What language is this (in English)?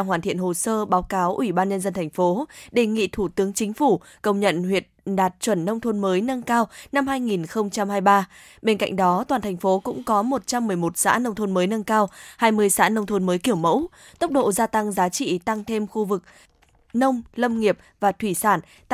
Vietnamese